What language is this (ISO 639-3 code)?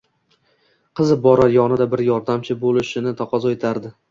uzb